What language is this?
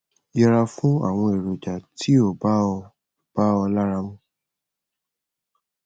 Yoruba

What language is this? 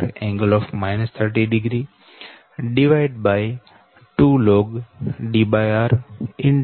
Gujarati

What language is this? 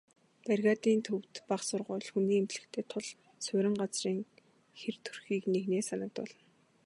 Mongolian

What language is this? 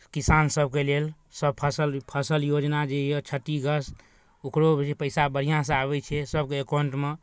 Maithili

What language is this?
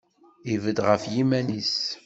Kabyle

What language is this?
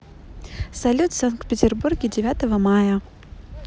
Russian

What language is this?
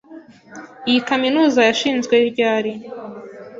Kinyarwanda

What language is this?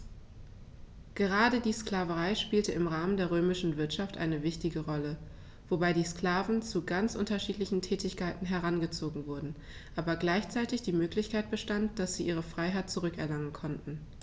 German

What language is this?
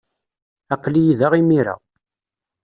Kabyle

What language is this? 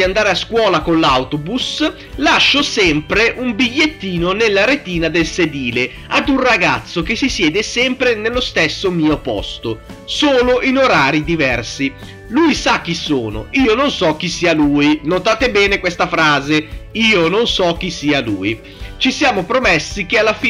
Italian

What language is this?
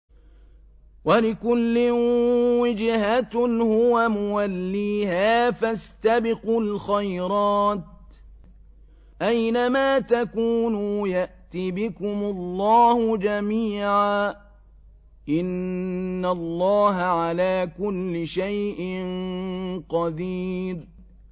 Arabic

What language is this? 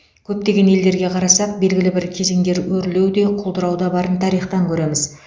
Kazakh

